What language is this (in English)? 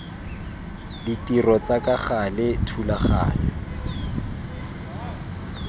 Tswana